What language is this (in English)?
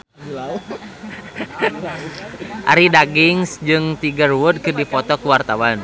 Sundanese